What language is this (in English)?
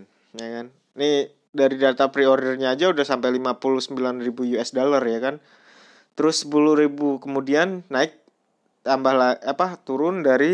Indonesian